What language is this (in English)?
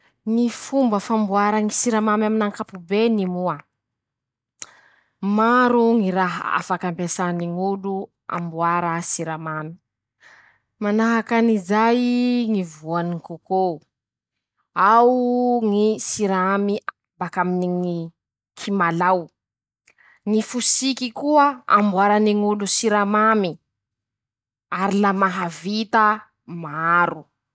Masikoro Malagasy